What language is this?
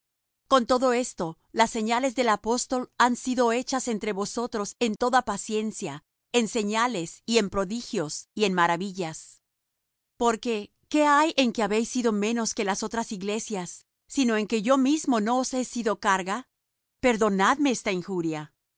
Spanish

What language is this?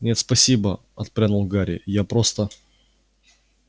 Russian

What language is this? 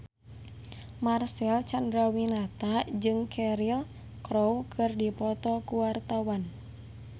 Sundanese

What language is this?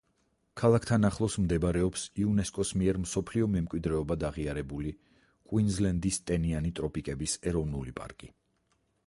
Georgian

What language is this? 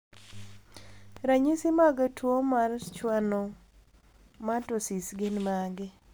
Luo (Kenya and Tanzania)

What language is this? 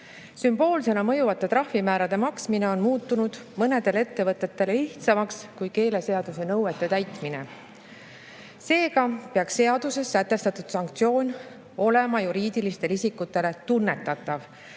Estonian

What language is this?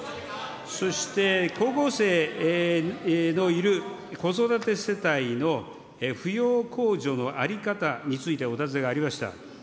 Japanese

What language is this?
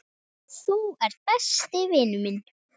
Icelandic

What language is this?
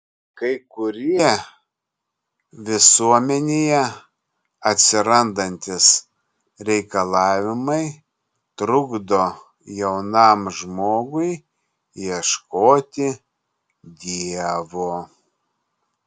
Lithuanian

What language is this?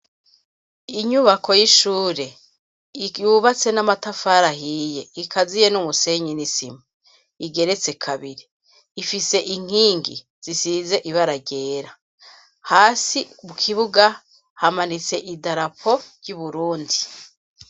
Rundi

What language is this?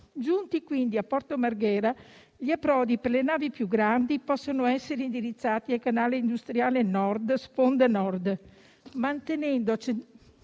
Italian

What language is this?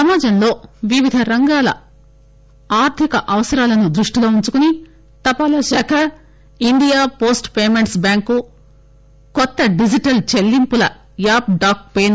Telugu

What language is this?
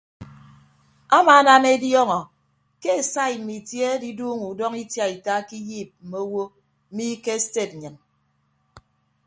Ibibio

